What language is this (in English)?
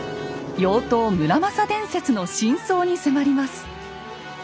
Japanese